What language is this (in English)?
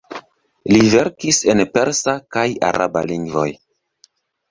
Esperanto